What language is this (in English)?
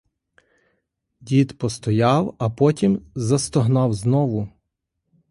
Ukrainian